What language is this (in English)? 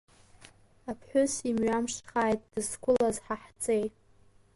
Abkhazian